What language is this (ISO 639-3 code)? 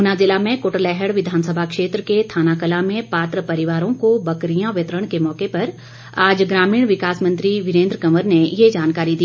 hin